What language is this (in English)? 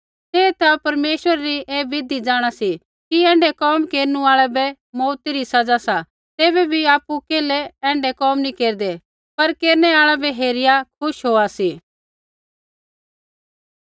Kullu Pahari